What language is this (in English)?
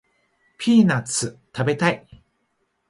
Japanese